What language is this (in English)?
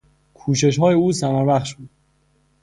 Persian